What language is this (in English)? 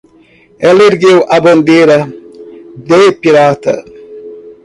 Portuguese